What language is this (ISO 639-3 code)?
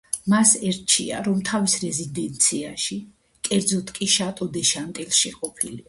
kat